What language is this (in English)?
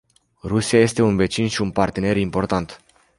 Romanian